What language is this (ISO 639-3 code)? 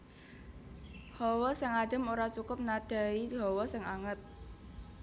jav